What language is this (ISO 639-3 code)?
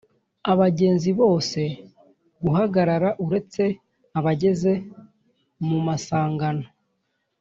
kin